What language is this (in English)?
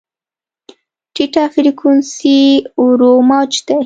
Pashto